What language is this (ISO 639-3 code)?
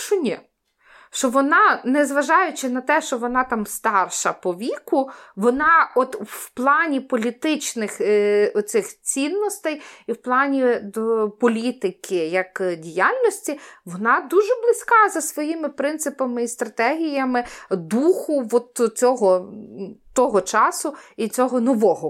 ukr